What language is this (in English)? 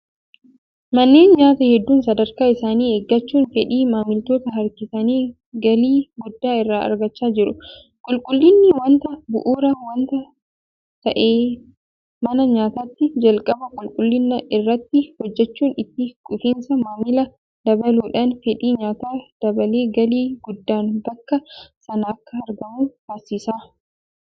Oromo